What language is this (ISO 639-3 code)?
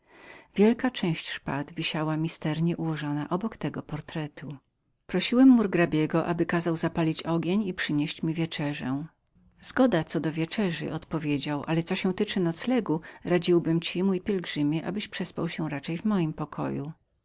pol